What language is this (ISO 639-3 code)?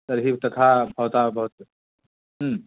san